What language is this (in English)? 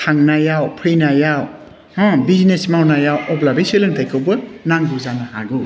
Bodo